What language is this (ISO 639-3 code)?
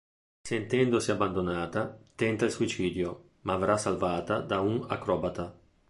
ita